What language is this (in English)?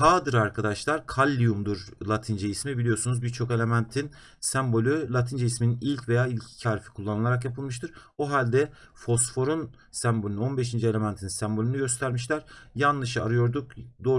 Turkish